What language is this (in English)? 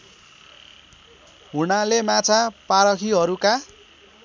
Nepali